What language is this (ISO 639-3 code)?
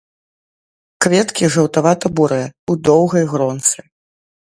bel